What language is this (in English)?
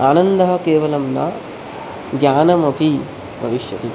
Sanskrit